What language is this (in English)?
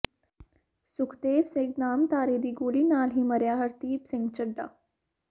Punjabi